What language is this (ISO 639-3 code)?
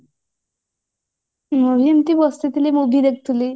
ori